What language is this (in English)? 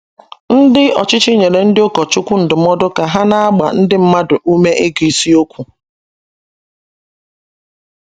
Igbo